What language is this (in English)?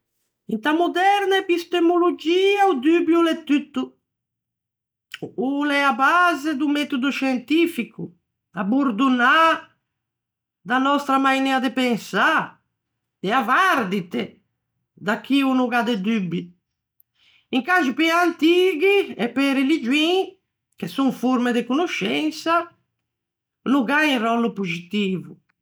Ligurian